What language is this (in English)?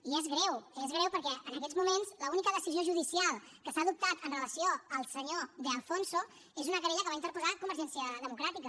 Catalan